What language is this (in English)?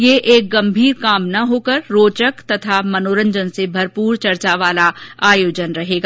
Hindi